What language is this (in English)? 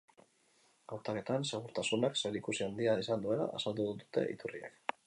Basque